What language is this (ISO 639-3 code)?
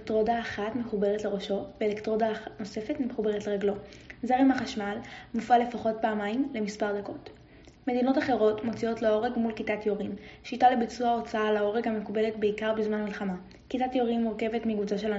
heb